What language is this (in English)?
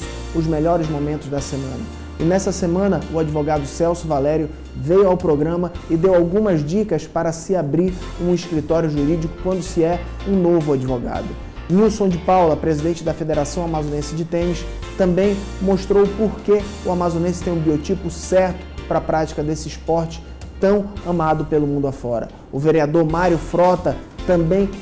Portuguese